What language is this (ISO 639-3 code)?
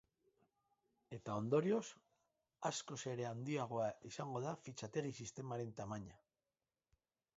eus